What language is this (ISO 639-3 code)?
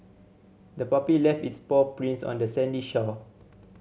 eng